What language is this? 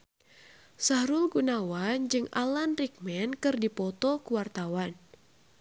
Sundanese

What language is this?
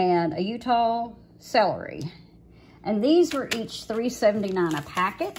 English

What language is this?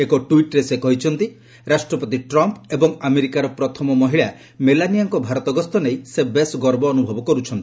Odia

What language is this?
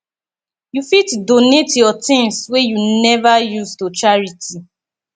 Nigerian Pidgin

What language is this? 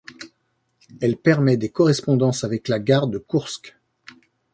French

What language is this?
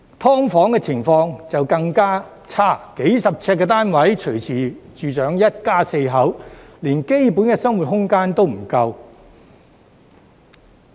Cantonese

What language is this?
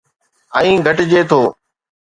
Sindhi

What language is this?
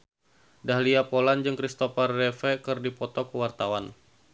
Sundanese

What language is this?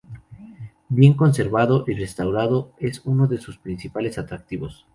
Spanish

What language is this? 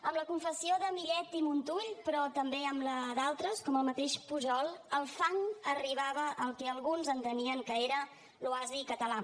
Catalan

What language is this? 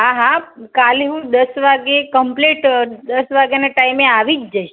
Gujarati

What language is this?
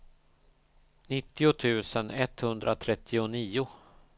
Swedish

